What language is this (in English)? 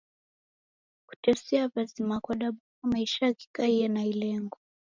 Taita